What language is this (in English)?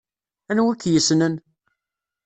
Kabyle